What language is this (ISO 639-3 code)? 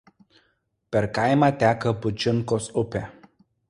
lit